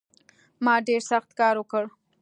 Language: Pashto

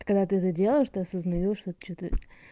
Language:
Russian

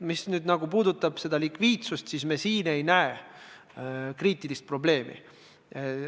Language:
Estonian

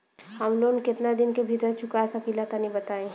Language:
Bhojpuri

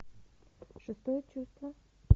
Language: Russian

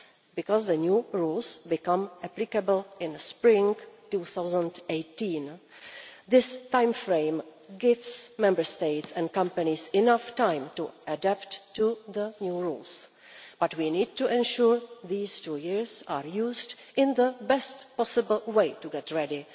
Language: English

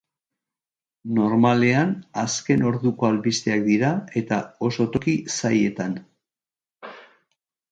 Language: Basque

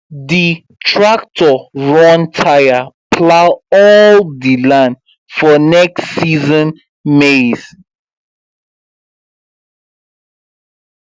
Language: Nigerian Pidgin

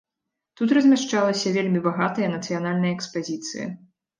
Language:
Belarusian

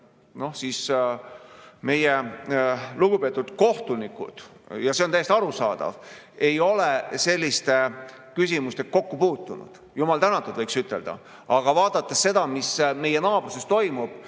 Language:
Estonian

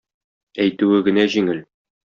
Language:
Tatar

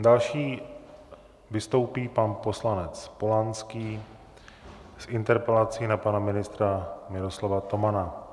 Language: Czech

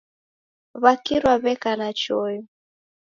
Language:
Taita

